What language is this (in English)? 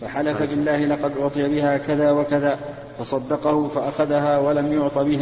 Arabic